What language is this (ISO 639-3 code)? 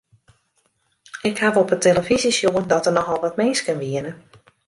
fry